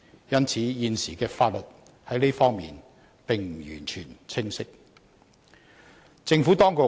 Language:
Cantonese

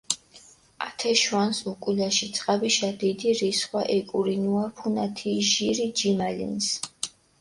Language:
Mingrelian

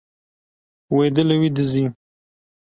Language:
Kurdish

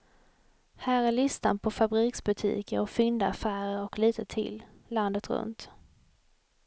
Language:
Swedish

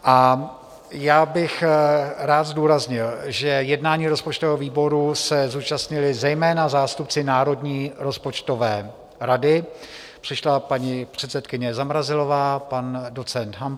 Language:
Czech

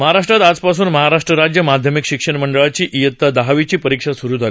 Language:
Marathi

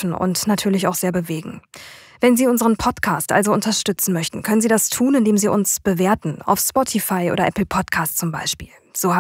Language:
German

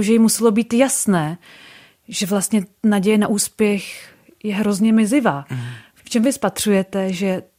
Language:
Czech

